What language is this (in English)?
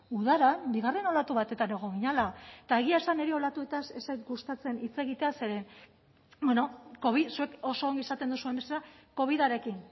Basque